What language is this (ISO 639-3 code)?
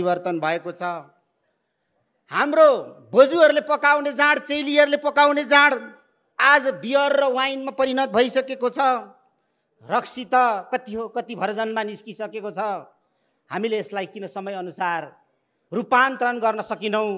ind